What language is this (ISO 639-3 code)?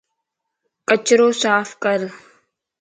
lss